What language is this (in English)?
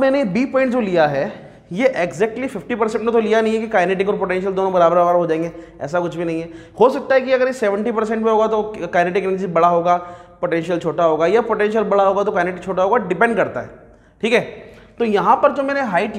Hindi